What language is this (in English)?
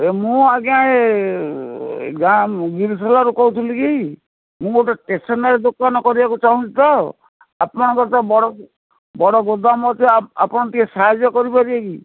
Odia